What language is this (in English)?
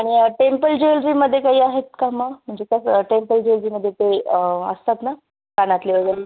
Marathi